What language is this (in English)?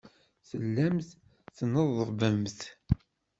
Kabyle